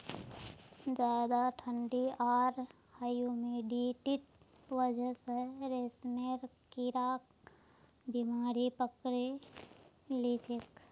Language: Magahi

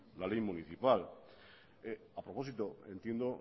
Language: Spanish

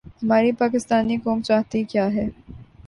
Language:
Urdu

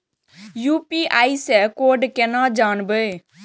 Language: Maithili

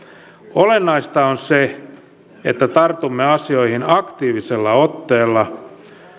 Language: Finnish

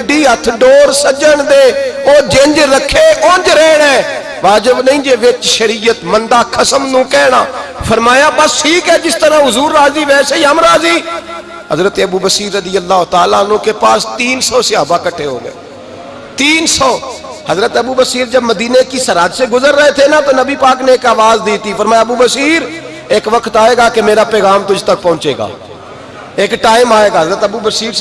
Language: Urdu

